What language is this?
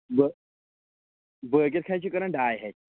Kashmiri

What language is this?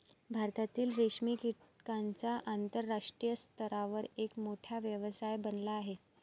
Marathi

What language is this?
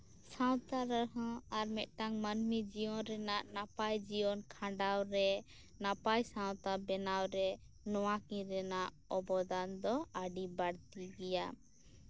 Santali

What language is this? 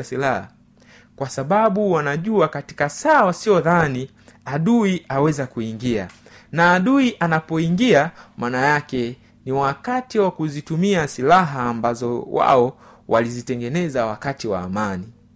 Swahili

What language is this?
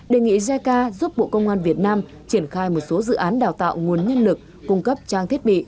Vietnamese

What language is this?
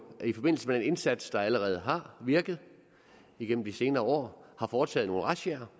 Danish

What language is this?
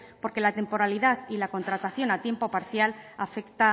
Spanish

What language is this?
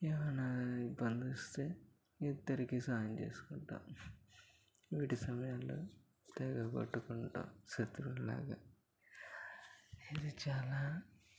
Telugu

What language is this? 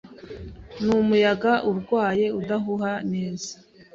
Kinyarwanda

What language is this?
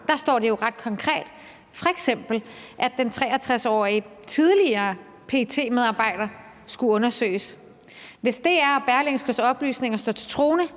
Danish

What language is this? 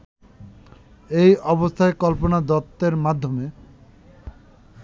Bangla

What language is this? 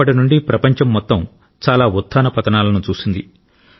Telugu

